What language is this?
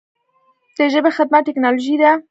Pashto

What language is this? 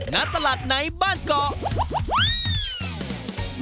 Thai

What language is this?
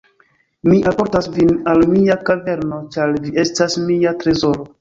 Esperanto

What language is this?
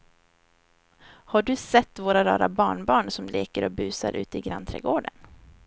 Swedish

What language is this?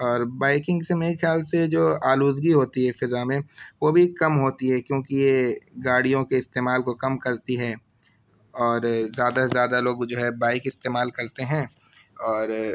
Urdu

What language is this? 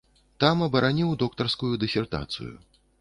Belarusian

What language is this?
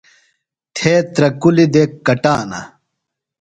Phalura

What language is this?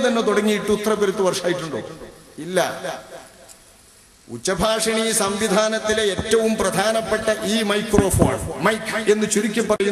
Arabic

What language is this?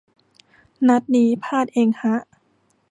Thai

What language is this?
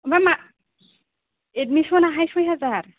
Bodo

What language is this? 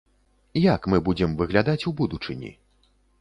Belarusian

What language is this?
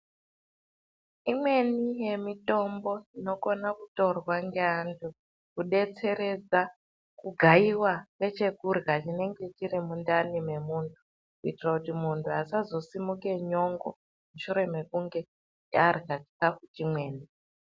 Ndau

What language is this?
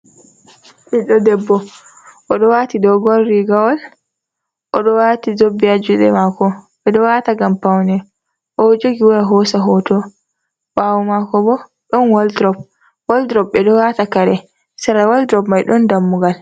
Fula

